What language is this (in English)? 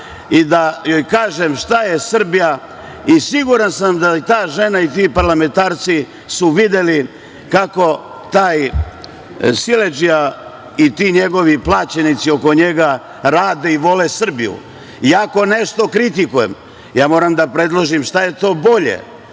Serbian